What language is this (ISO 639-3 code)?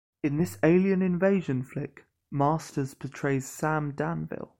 eng